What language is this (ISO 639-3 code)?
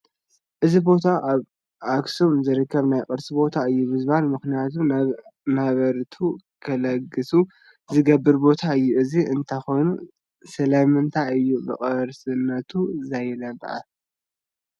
tir